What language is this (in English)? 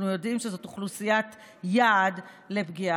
Hebrew